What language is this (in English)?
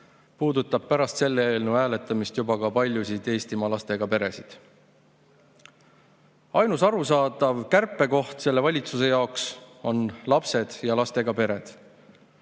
Estonian